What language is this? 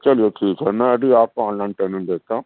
Urdu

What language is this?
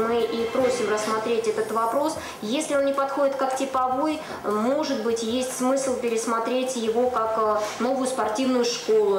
Russian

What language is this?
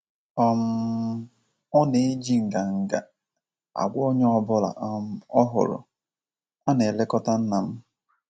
Igbo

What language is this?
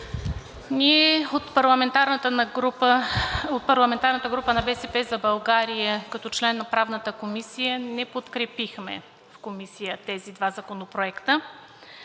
Bulgarian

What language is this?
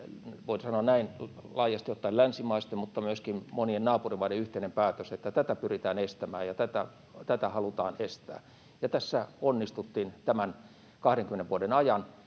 Finnish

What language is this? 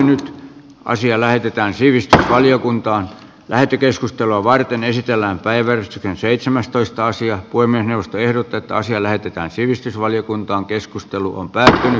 Finnish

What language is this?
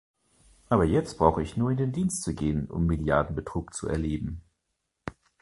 German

